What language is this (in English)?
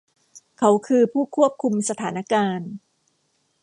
Thai